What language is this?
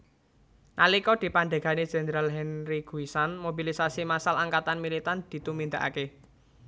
Javanese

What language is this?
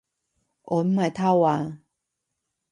Cantonese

